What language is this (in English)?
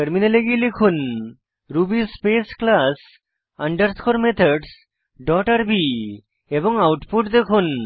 Bangla